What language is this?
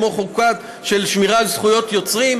Hebrew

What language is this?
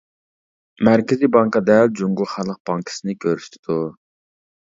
Uyghur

